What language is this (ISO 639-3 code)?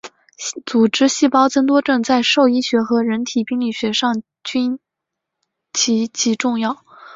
zho